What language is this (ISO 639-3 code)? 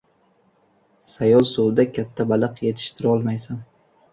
uzb